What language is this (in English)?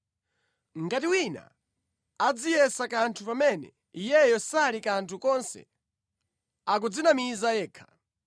Nyanja